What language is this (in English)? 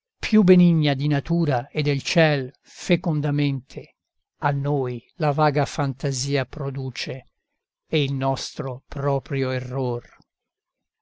Italian